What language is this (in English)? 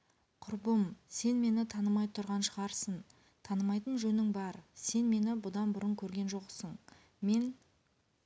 Kazakh